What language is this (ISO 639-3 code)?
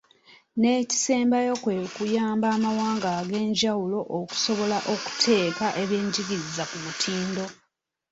lug